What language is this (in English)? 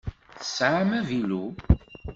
Kabyle